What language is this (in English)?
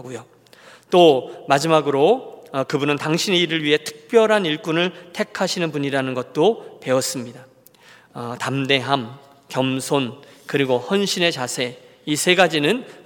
Korean